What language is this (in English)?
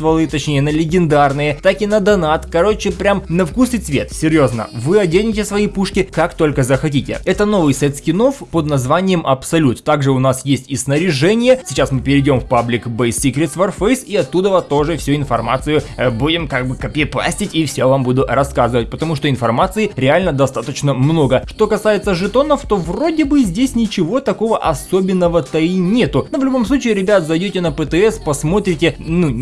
Russian